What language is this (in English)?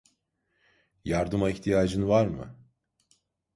Turkish